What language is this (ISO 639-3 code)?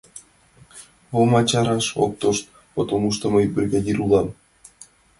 chm